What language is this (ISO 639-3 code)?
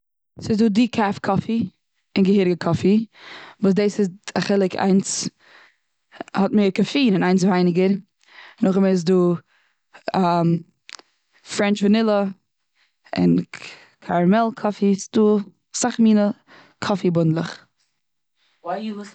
yid